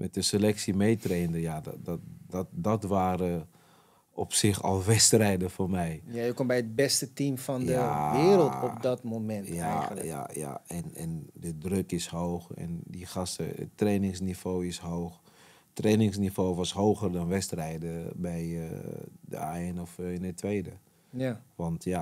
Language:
Dutch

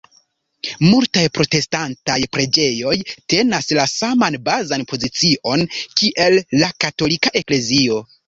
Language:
Esperanto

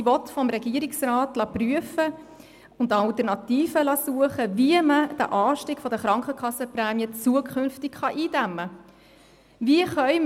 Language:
Swiss German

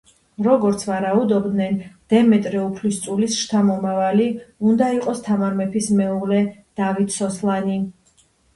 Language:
Georgian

